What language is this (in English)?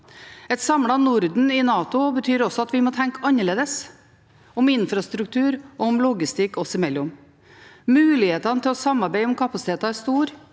Norwegian